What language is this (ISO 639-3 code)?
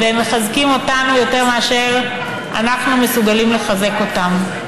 heb